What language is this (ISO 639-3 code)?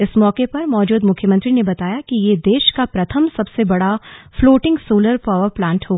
hin